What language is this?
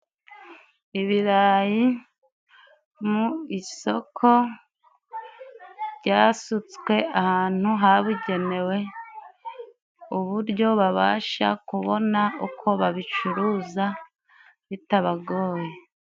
Kinyarwanda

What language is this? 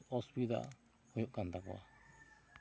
Santali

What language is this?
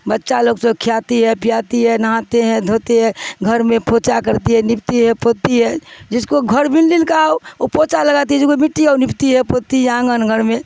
Urdu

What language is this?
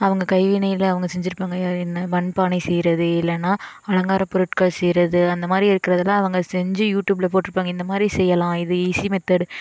Tamil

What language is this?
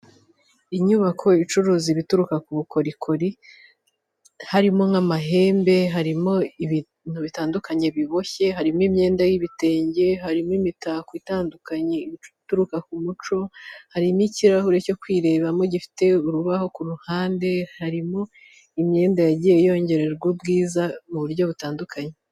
Kinyarwanda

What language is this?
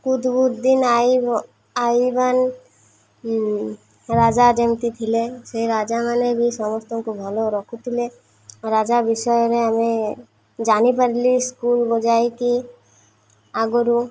Odia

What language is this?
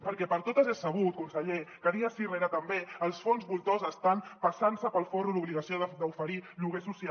Catalan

